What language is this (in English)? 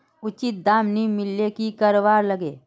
Magahi